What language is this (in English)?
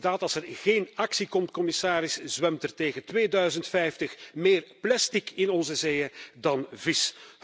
Dutch